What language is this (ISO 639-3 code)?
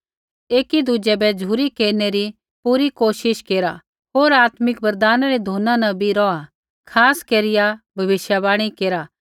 kfx